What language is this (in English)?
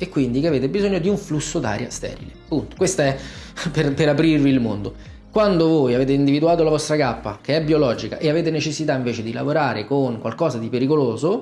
Italian